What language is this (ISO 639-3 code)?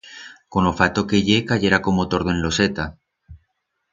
arg